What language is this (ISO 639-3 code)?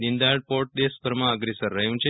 guj